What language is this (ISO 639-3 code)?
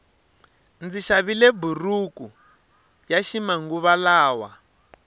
tso